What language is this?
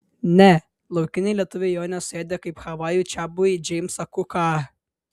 Lithuanian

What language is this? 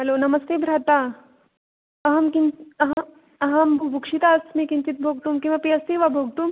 Sanskrit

